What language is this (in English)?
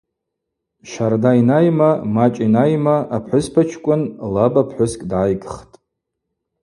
Abaza